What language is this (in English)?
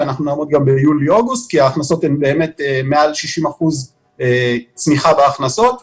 Hebrew